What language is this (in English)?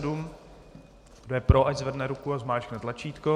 Czech